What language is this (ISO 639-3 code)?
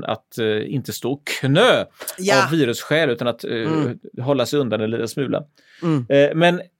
swe